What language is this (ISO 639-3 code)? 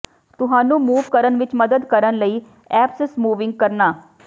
pan